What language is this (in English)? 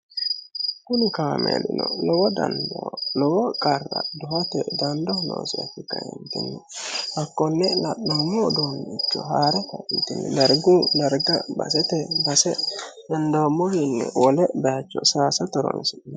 Sidamo